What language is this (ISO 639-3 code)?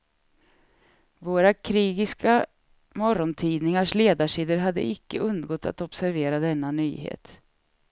swe